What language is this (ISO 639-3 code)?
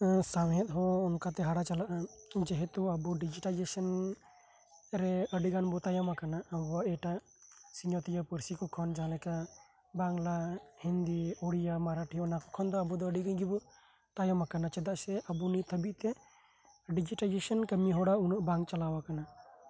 sat